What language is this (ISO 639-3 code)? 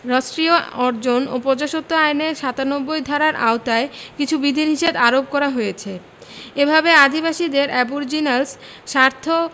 ben